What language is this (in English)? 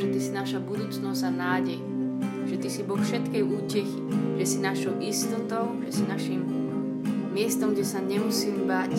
Slovak